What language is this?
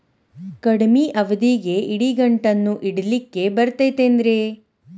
Kannada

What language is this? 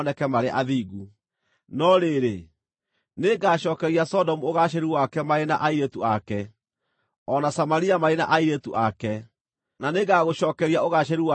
Kikuyu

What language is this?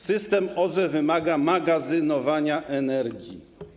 Polish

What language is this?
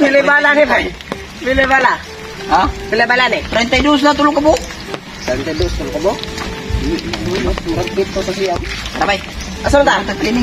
Indonesian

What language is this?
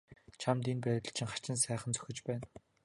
Mongolian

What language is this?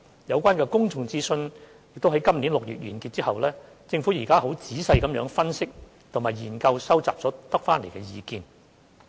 Cantonese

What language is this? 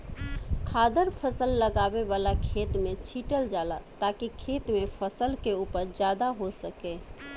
Bhojpuri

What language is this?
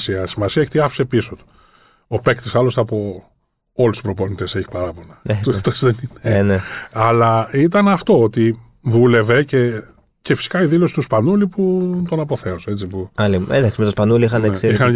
Greek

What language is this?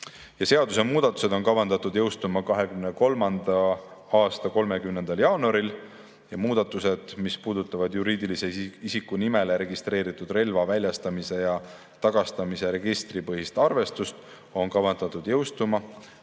Estonian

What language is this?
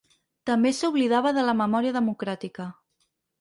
Catalan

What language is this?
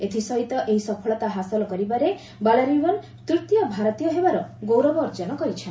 Odia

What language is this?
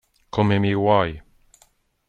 Italian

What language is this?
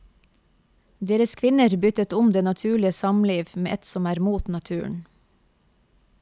Norwegian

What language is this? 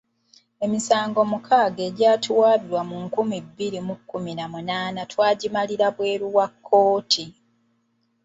Ganda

